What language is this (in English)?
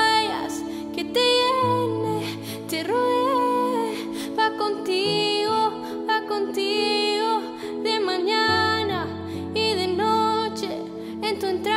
Dutch